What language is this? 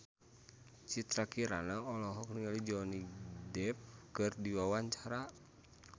Sundanese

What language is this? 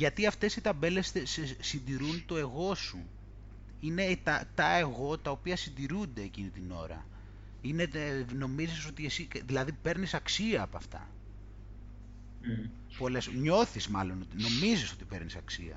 Greek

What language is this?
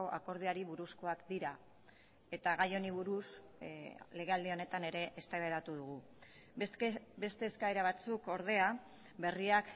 Basque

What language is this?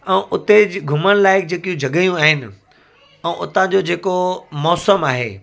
Sindhi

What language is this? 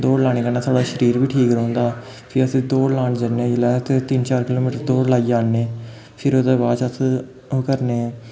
Dogri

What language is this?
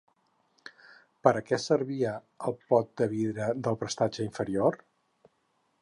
Catalan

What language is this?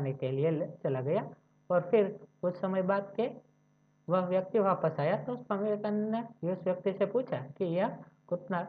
Hindi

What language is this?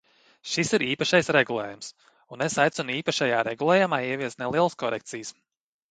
Latvian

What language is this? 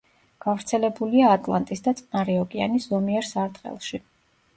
Georgian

